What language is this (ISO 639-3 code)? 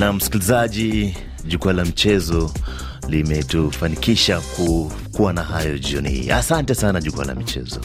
swa